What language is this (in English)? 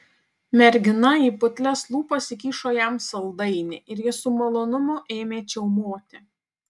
Lithuanian